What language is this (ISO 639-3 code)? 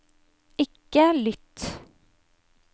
nor